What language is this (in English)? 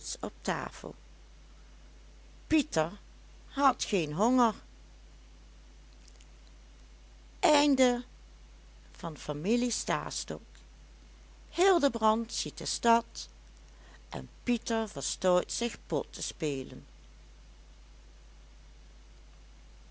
Dutch